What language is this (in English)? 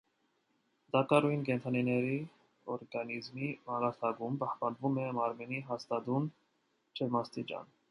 Armenian